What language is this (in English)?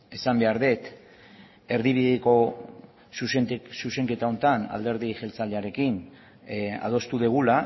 Basque